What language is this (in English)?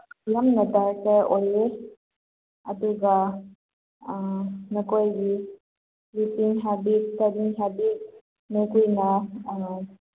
Manipuri